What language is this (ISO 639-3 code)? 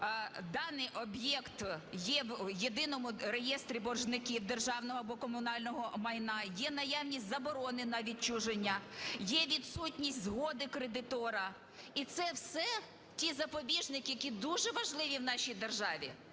ukr